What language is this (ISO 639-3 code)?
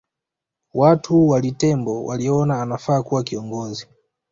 swa